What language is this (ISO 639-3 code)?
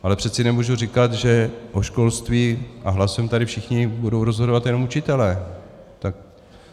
ces